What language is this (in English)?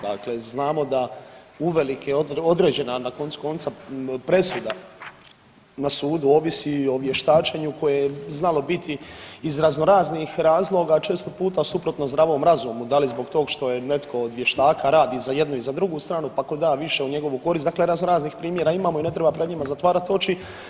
Croatian